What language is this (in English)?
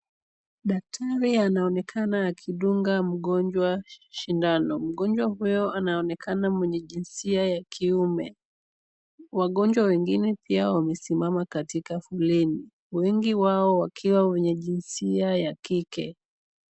Swahili